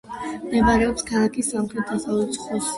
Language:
Georgian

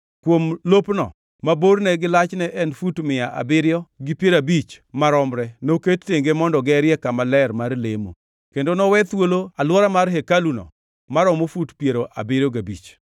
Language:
Luo (Kenya and Tanzania)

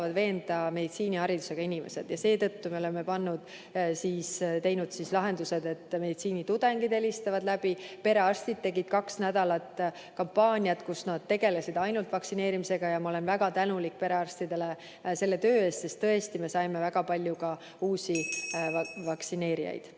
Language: Estonian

